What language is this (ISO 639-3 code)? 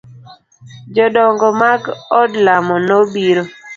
luo